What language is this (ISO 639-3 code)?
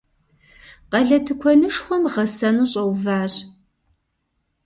kbd